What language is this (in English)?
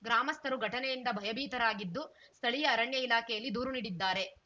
Kannada